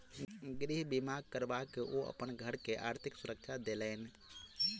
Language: Maithili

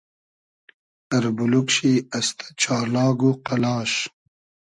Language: Hazaragi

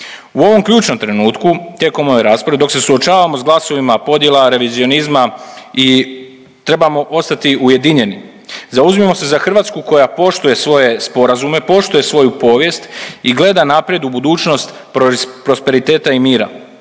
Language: Croatian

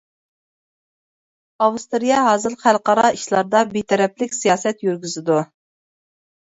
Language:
Uyghur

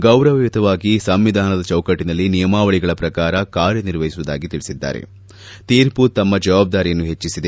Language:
Kannada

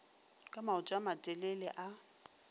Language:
Northern Sotho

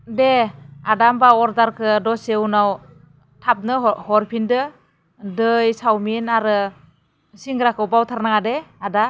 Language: Bodo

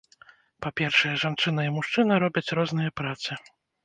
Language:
Belarusian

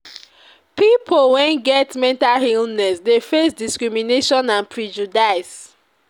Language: Nigerian Pidgin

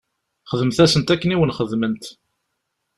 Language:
Kabyle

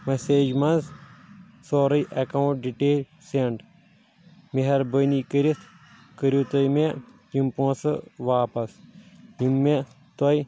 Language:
Kashmiri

